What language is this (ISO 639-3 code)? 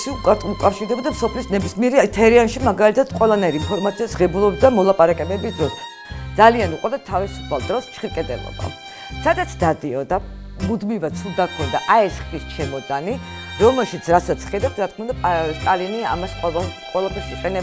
tur